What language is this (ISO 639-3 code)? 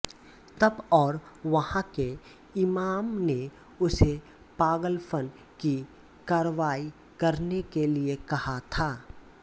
hin